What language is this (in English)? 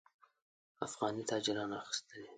Pashto